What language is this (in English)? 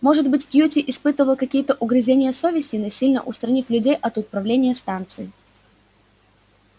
Russian